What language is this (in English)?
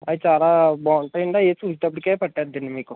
Telugu